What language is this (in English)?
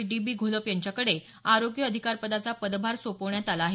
Marathi